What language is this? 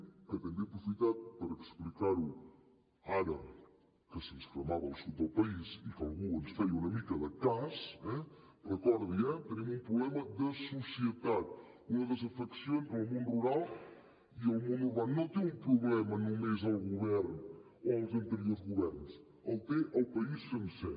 Catalan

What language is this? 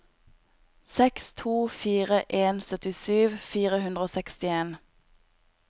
Norwegian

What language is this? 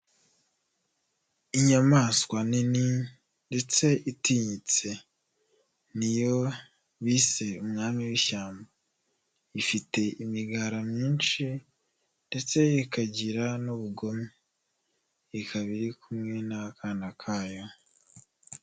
Kinyarwanda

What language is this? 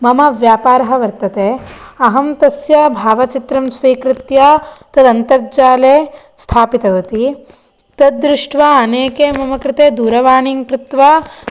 Sanskrit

